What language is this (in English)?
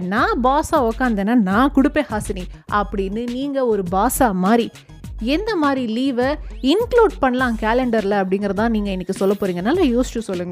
Tamil